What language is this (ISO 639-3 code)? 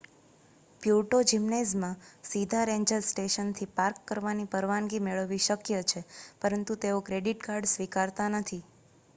guj